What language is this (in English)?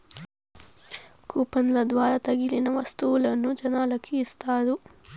Telugu